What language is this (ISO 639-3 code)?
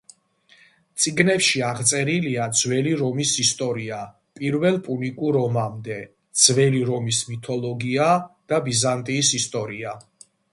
kat